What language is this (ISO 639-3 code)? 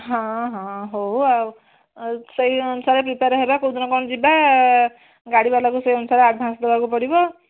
ori